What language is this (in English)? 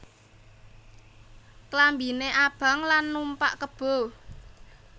Javanese